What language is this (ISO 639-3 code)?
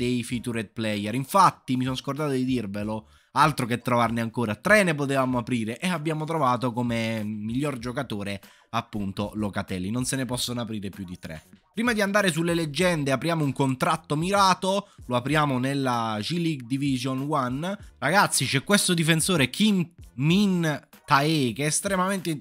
ita